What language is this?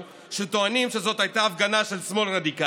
Hebrew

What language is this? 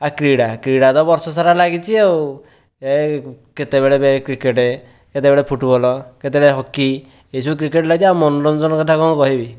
Odia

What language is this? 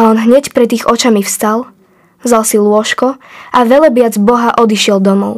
Slovak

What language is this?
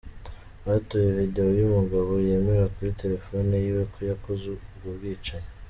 Kinyarwanda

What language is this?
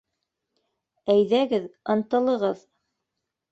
Bashkir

